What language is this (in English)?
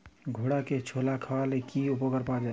Bangla